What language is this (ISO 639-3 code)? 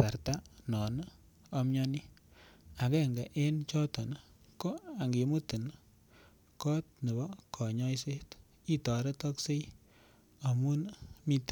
kln